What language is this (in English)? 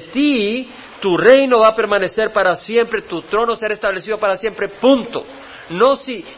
Spanish